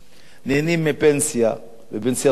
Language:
Hebrew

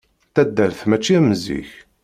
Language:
Kabyle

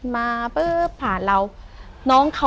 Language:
Thai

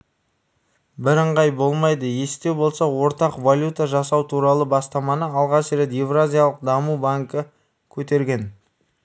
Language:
Kazakh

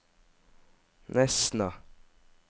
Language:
Norwegian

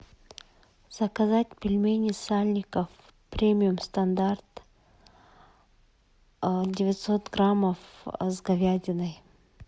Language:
Russian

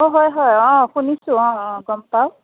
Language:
Assamese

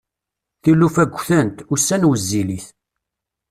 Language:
Kabyle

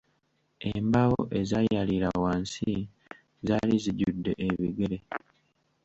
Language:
Ganda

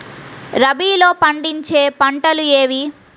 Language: Telugu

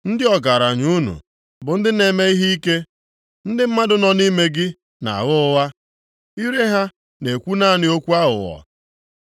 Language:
Igbo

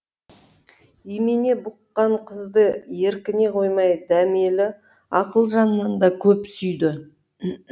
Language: Kazakh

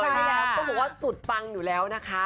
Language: Thai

